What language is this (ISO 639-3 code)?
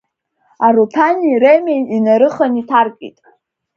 abk